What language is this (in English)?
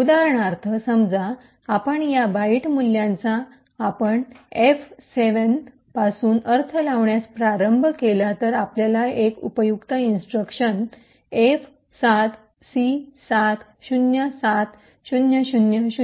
Marathi